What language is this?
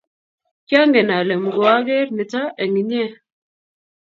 Kalenjin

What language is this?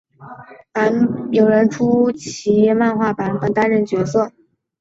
Chinese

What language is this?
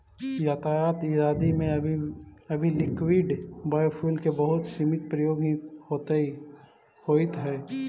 Magahi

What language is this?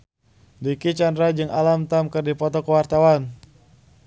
Sundanese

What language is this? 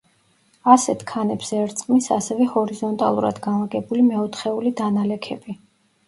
Georgian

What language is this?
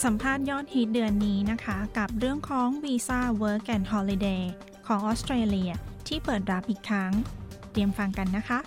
Thai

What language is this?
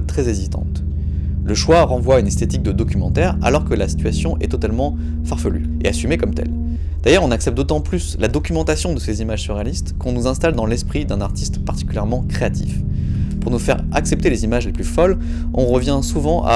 French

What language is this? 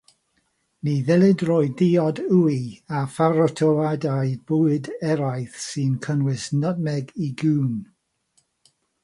Welsh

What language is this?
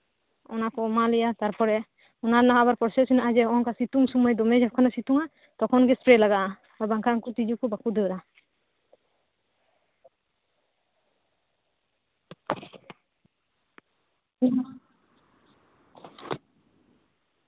Santali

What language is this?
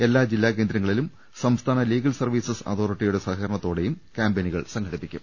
Malayalam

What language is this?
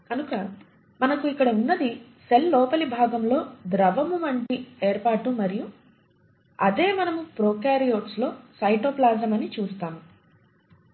Telugu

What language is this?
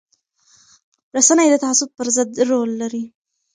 Pashto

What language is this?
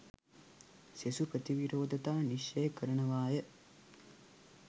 Sinhala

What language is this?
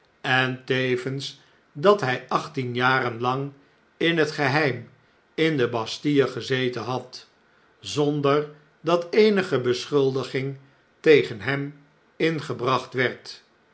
Dutch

